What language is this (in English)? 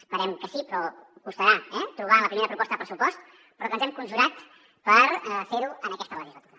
Catalan